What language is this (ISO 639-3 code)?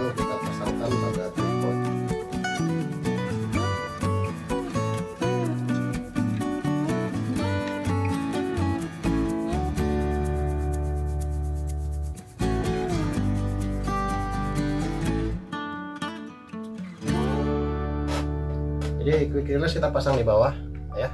ind